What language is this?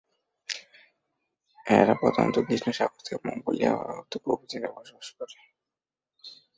Bangla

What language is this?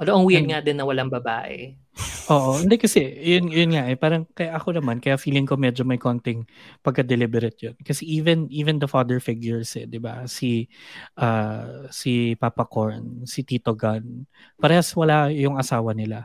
Filipino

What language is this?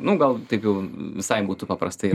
Lithuanian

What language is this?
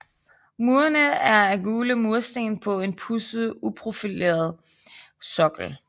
Danish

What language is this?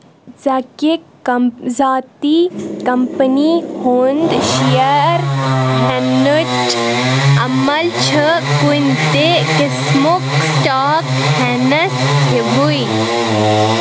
Kashmiri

